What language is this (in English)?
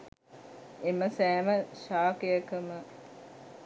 Sinhala